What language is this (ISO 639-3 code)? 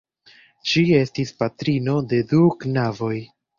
epo